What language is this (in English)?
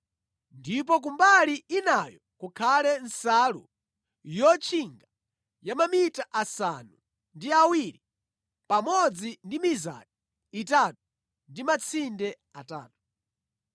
Nyanja